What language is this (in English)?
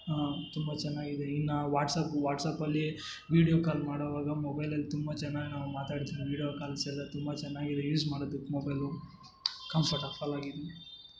Kannada